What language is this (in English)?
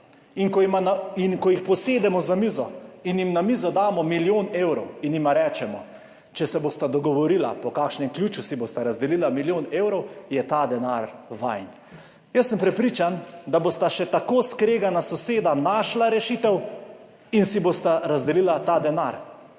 Slovenian